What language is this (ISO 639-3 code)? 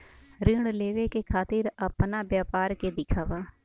bho